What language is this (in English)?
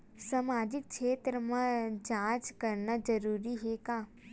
Chhattisgarhi